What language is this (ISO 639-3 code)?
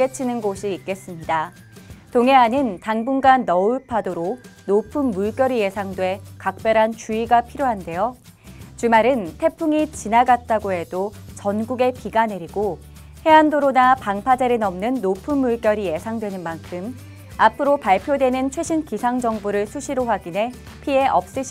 kor